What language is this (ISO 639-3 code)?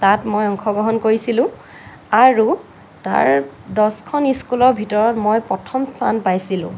asm